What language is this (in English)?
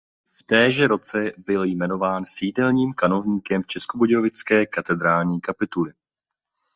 Czech